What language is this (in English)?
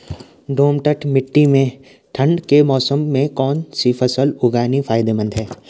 Hindi